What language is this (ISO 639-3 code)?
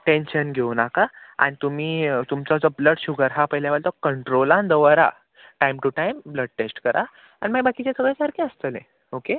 kok